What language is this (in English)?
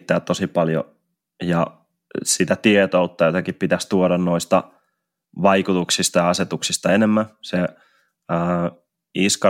Finnish